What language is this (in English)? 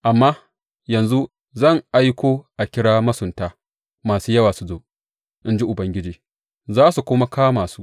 Hausa